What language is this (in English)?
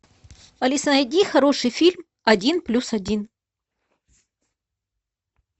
Russian